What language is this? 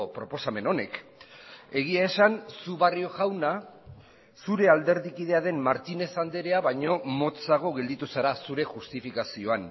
Basque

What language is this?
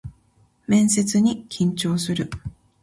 Japanese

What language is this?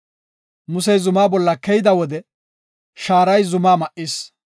Gofa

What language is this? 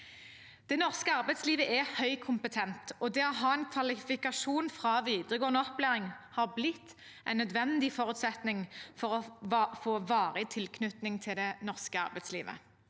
Norwegian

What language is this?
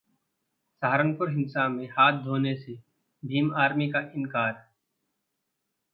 Hindi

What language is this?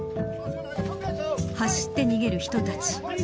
Japanese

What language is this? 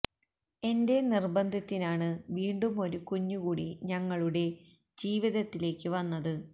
Malayalam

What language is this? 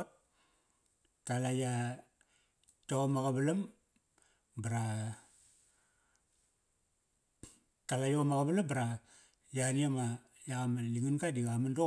Kairak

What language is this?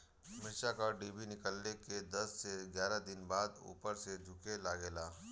Bhojpuri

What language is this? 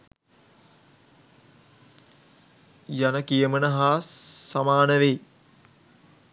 Sinhala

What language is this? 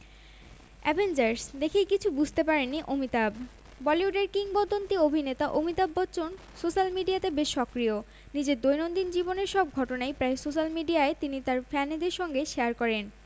Bangla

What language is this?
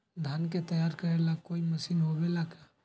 Magahi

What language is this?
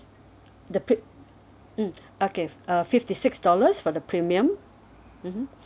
English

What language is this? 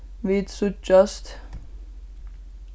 Faroese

